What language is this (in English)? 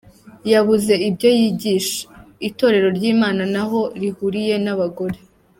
Kinyarwanda